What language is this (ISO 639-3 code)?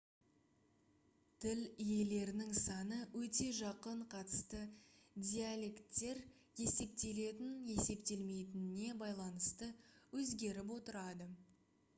kaz